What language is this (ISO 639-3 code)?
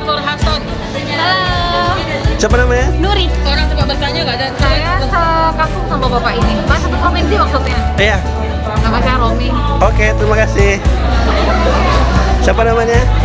ind